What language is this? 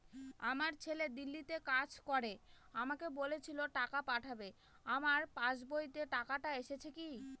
Bangla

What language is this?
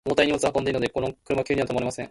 Japanese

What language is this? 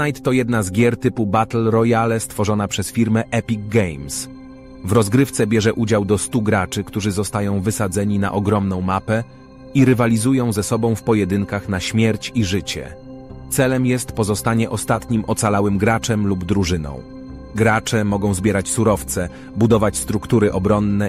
Polish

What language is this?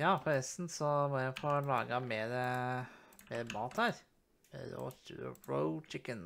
Norwegian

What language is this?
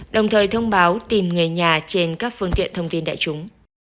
Vietnamese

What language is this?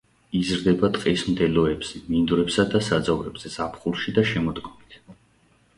Georgian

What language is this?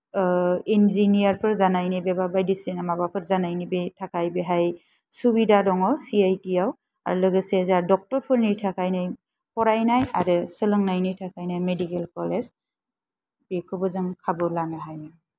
Bodo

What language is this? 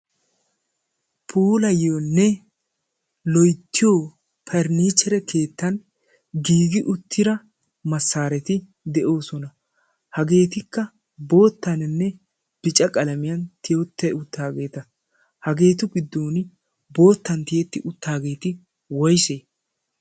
Wolaytta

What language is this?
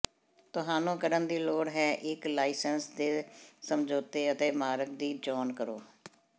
Punjabi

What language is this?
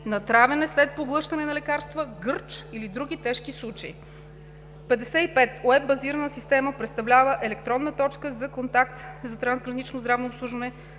Bulgarian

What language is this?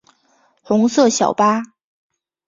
Chinese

